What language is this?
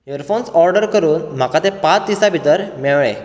Konkani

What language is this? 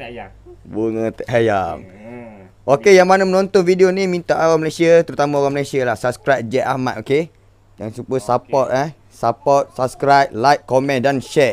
Malay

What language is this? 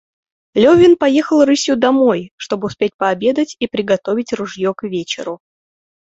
Russian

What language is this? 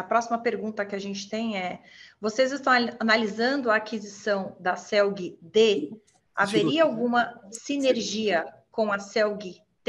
Portuguese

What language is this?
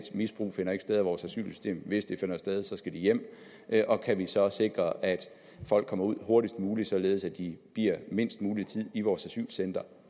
Danish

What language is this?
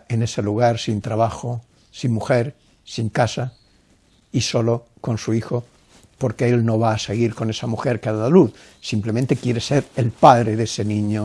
Spanish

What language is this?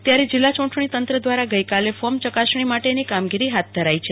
Gujarati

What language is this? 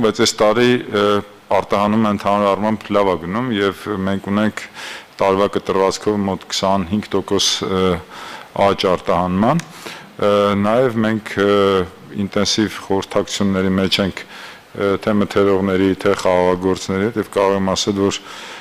Turkish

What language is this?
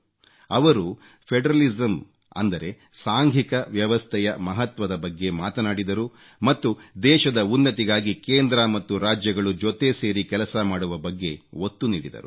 Kannada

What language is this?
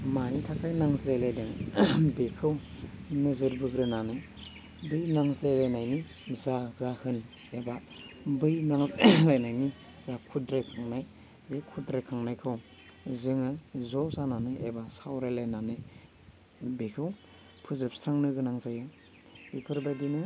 Bodo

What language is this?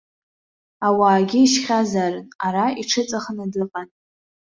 Abkhazian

